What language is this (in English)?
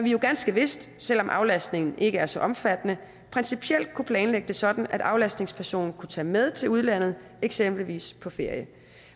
Danish